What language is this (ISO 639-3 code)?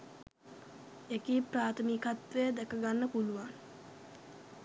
sin